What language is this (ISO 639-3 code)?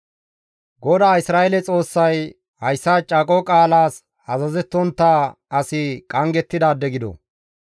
gmv